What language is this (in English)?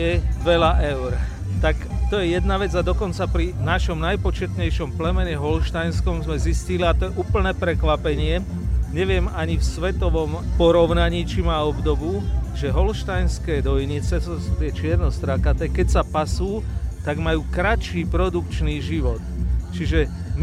Slovak